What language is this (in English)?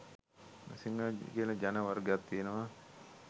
Sinhala